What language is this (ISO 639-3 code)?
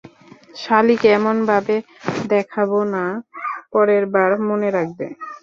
ben